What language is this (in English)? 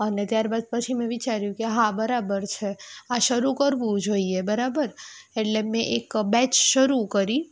Gujarati